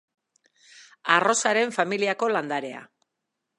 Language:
Basque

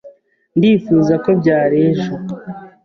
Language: Kinyarwanda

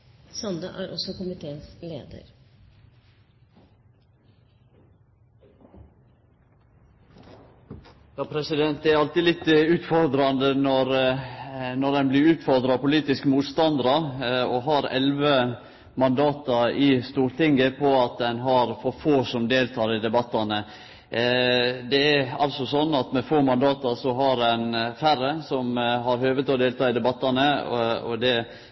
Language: Norwegian Nynorsk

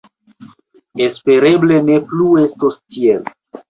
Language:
Esperanto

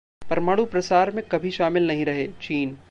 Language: Hindi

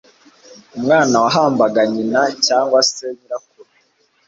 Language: Kinyarwanda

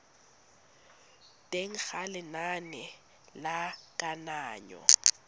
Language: Tswana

